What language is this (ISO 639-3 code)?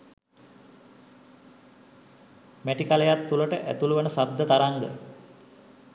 sin